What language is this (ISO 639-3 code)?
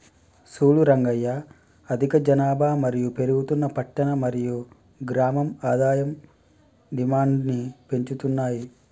tel